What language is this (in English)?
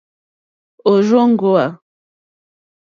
Mokpwe